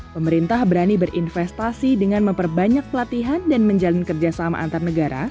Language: Indonesian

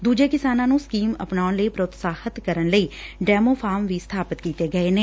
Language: Punjabi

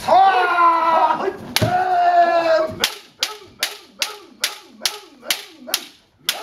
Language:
Japanese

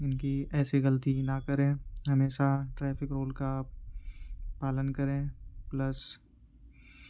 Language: Urdu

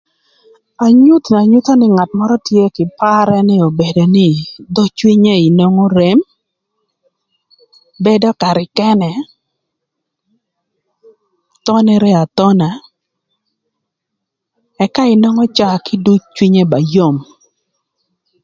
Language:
Thur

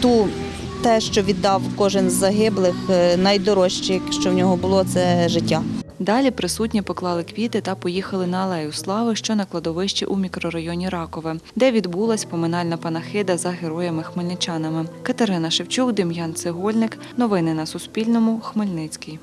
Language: Ukrainian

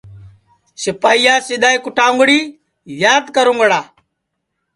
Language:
Sansi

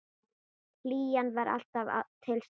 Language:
Icelandic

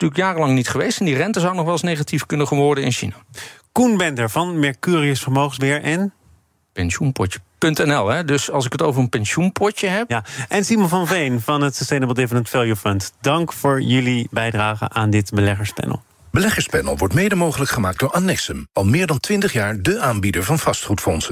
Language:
Dutch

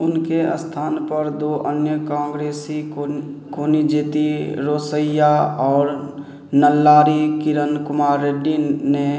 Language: Maithili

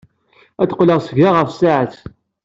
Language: Kabyle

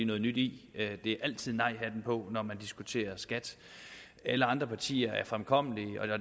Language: Danish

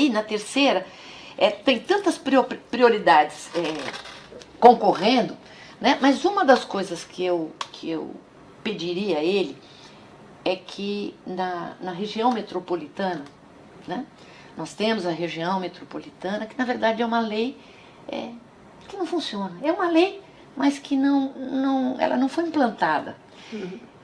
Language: Portuguese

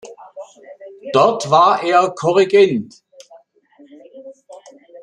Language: German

